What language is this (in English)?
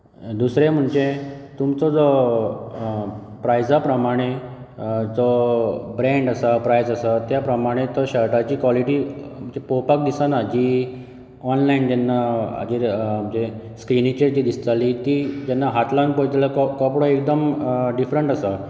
Konkani